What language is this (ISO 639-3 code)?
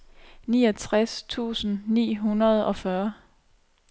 dan